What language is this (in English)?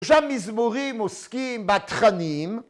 Hebrew